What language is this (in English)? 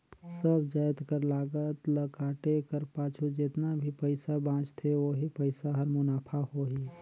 Chhattisgarhi